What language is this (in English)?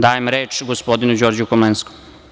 Serbian